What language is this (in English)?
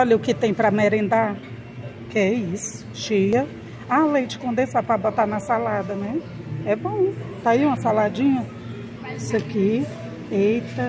Portuguese